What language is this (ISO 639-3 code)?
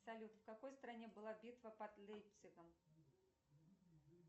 rus